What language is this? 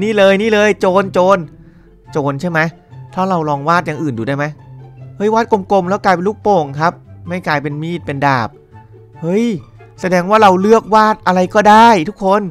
Thai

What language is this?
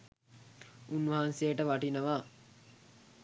Sinhala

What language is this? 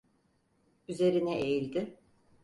Turkish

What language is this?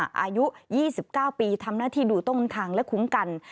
Thai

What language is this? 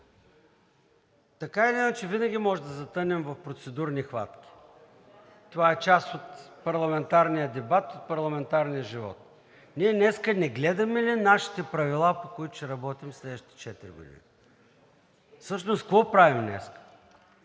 Bulgarian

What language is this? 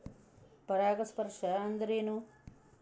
Kannada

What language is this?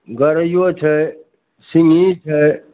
Maithili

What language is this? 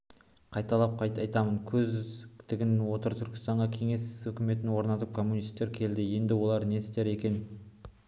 Kazakh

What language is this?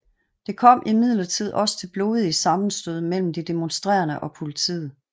Danish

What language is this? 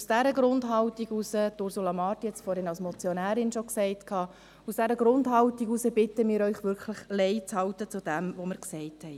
Swiss German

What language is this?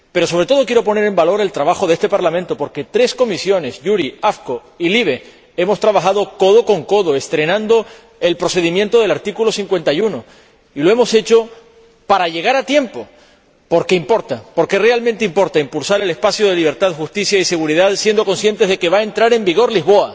Spanish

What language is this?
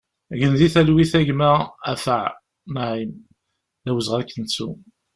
Kabyle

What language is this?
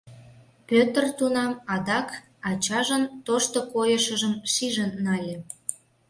Mari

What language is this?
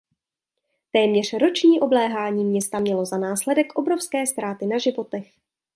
Czech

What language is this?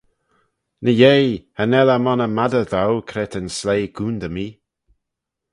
Manx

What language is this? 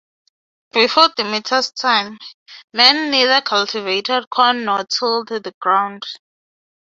English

